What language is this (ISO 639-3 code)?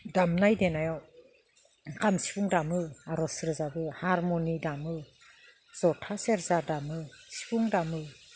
brx